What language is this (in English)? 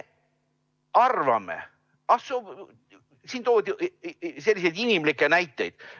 Estonian